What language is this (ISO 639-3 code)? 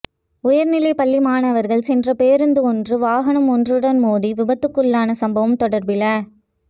tam